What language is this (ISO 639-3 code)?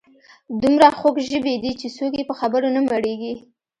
pus